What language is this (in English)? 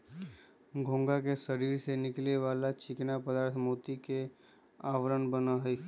Magahi